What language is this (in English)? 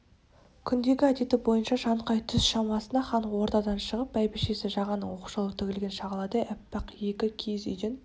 Kazakh